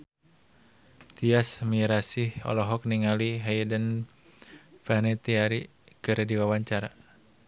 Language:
Sundanese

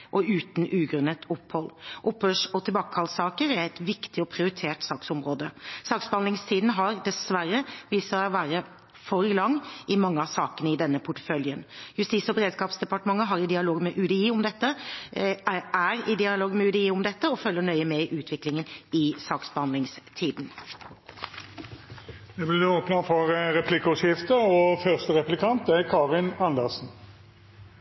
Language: Norwegian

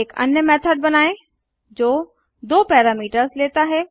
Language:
Hindi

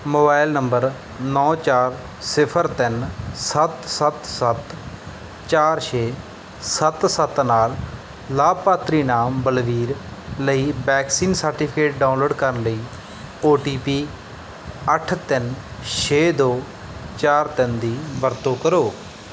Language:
Punjabi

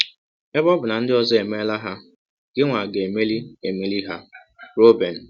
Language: Igbo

